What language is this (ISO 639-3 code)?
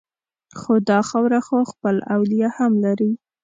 pus